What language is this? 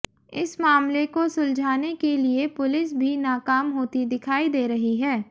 Hindi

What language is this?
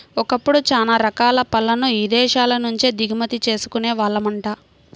Telugu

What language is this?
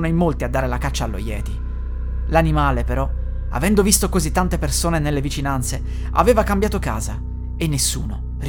Italian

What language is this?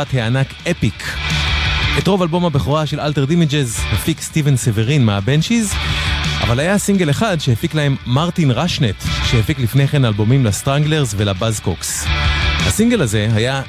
Hebrew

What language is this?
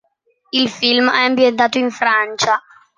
Italian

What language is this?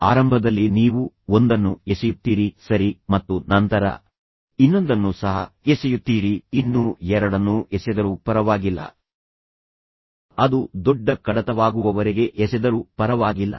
Kannada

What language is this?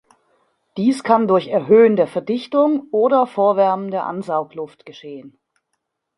German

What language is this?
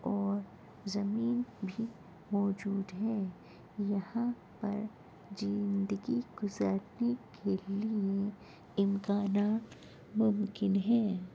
Urdu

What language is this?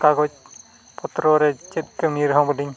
Santali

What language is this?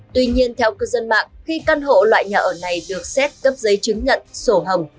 Vietnamese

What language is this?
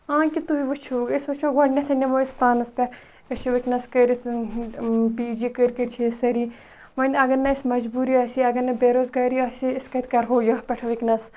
Kashmiri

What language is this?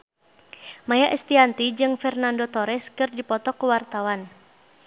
Sundanese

